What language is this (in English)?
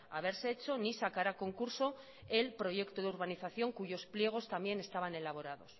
Spanish